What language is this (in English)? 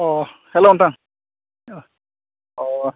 Bodo